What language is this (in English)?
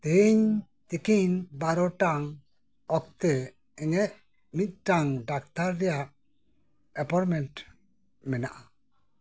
Santali